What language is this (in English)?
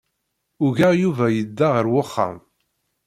Kabyle